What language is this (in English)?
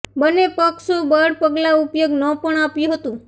Gujarati